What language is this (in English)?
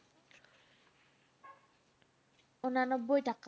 Bangla